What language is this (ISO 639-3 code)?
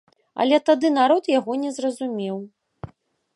bel